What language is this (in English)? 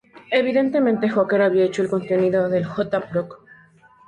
Spanish